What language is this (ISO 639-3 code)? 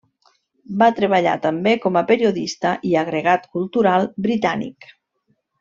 cat